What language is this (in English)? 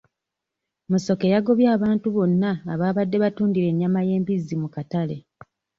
Ganda